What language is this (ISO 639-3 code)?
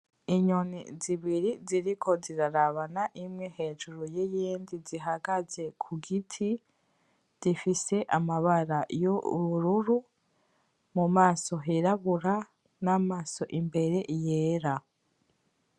run